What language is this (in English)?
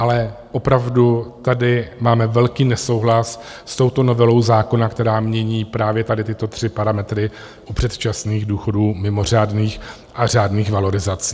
Czech